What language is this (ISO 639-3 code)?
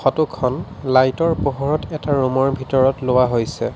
asm